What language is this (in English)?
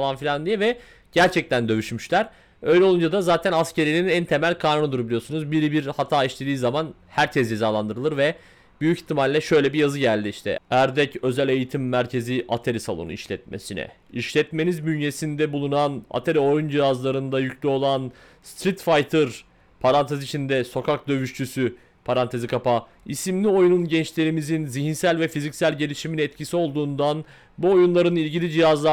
Turkish